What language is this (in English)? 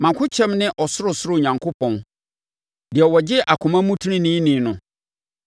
Akan